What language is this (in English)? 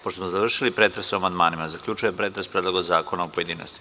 Serbian